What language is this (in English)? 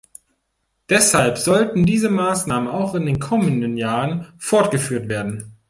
German